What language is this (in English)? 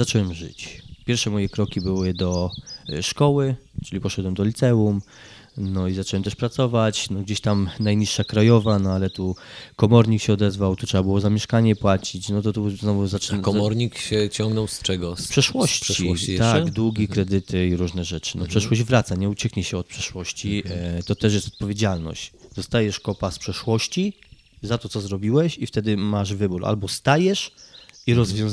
Polish